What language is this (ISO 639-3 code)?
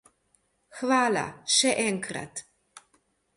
slv